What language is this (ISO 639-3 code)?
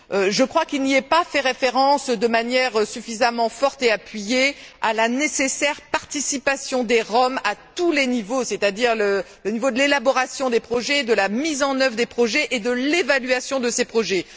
fra